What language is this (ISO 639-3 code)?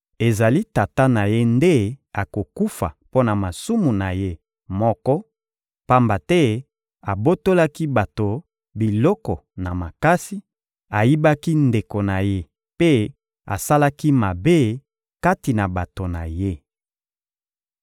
lin